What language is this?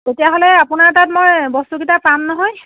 Assamese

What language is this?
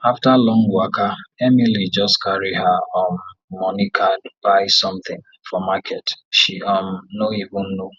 Nigerian Pidgin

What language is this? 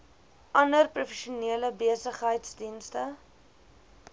Afrikaans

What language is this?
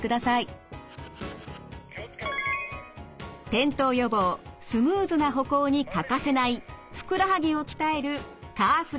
Japanese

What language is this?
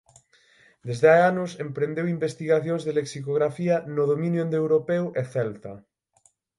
Galician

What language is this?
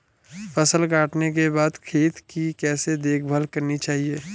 Hindi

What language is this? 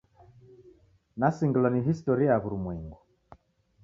Taita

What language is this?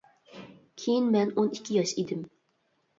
Uyghur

